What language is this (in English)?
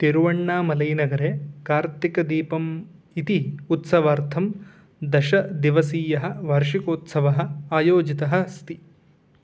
Sanskrit